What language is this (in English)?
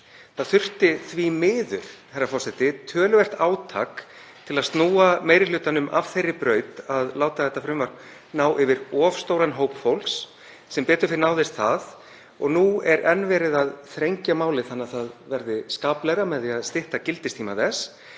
Icelandic